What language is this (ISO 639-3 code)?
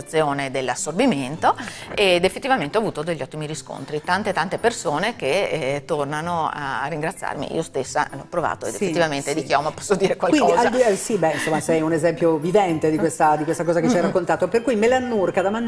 ita